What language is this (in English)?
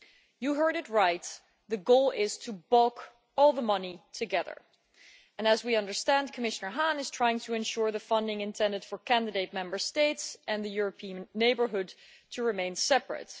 English